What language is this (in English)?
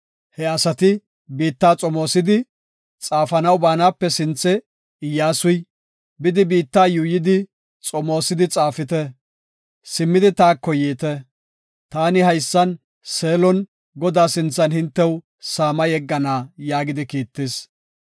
Gofa